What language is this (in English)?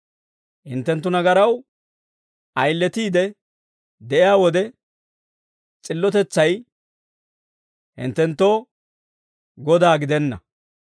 Dawro